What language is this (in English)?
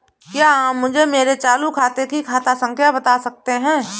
Hindi